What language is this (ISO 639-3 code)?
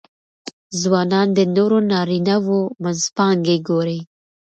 pus